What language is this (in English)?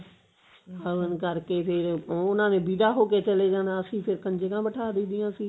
Punjabi